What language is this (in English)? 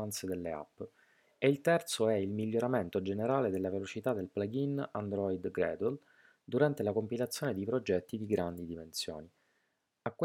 Italian